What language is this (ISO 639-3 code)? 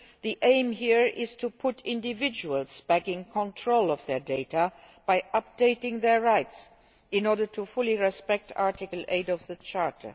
eng